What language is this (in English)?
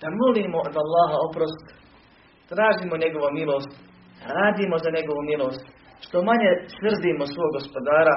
Croatian